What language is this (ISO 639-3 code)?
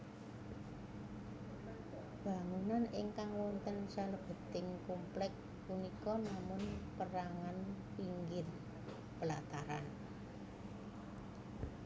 jav